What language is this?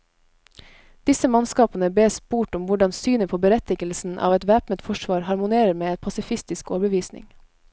Norwegian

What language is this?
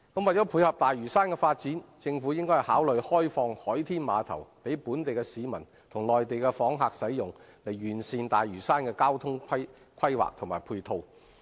Cantonese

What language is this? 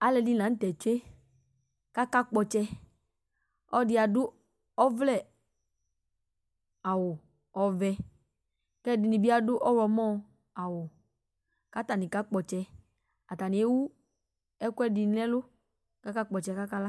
Ikposo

